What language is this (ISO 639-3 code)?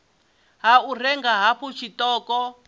ven